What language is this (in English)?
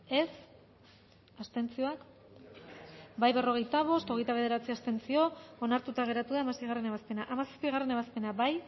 Basque